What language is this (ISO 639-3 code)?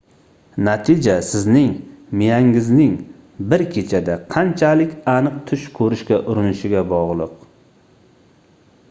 uzb